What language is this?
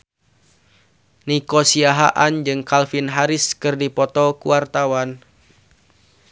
Sundanese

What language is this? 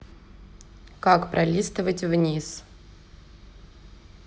Russian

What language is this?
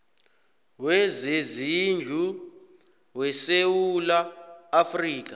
South Ndebele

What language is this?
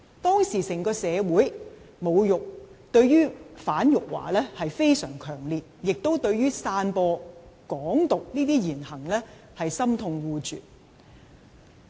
Cantonese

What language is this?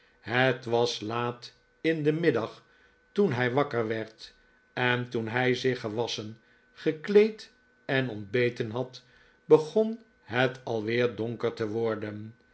Dutch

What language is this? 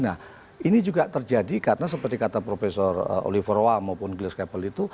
Indonesian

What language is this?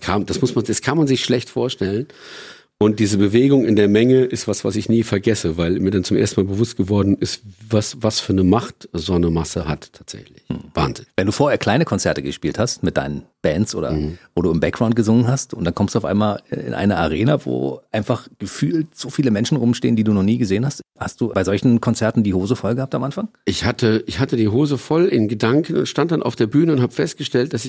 German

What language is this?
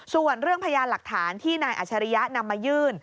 Thai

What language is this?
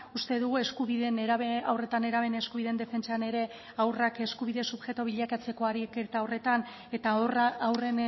Basque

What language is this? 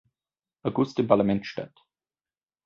German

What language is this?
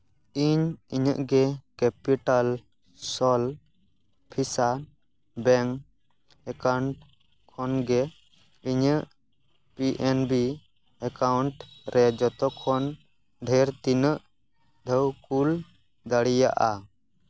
Santali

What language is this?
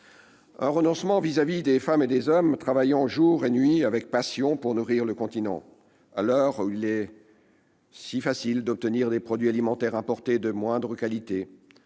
French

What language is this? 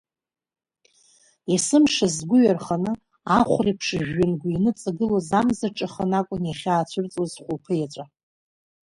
Abkhazian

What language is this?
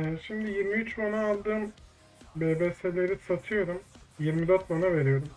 Turkish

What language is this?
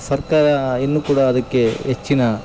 Kannada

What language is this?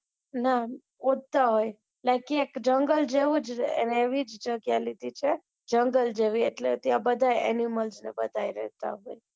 Gujarati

